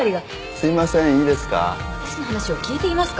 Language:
Japanese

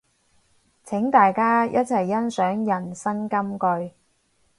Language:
Cantonese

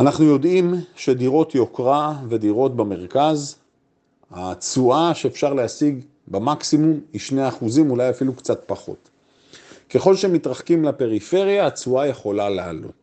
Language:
Hebrew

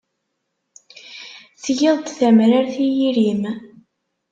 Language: Kabyle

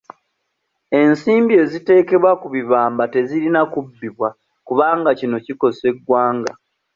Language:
Ganda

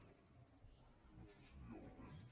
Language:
Catalan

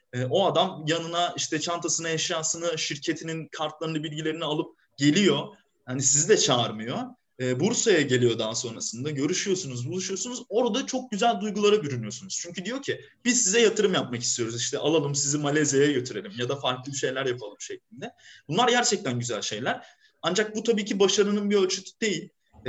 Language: Turkish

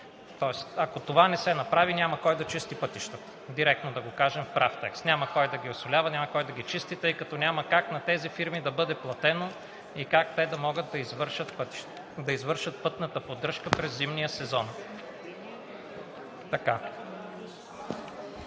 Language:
Bulgarian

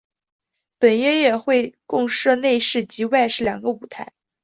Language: Chinese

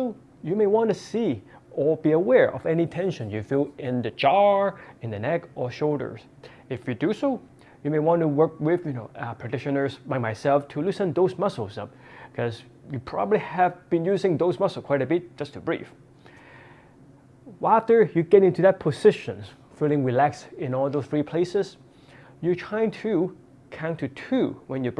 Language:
English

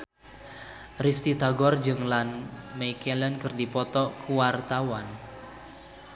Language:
Sundanese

